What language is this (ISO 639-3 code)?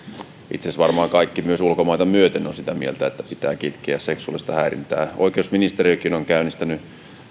fin